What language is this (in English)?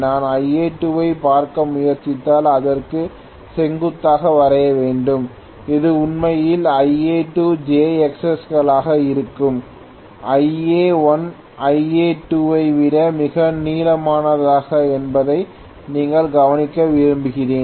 Tamil